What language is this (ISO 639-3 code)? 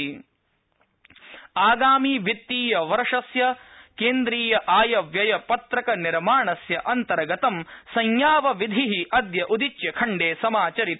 san